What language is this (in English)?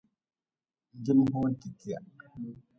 Nawdm